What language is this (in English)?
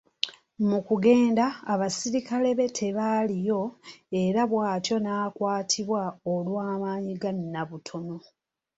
Ganda